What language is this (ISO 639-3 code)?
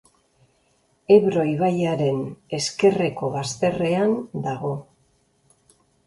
eus